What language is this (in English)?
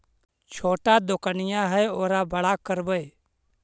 Magahi